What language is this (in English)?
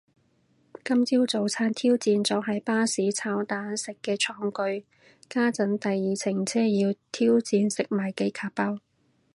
Cantonese